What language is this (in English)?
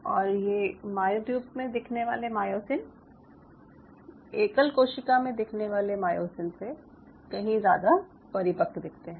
Hindi